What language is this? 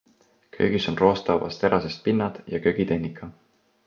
Estonian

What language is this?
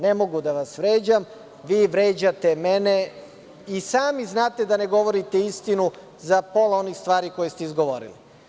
Serbian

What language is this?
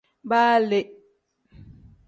Tem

